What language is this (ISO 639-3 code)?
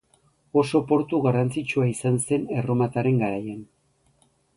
eus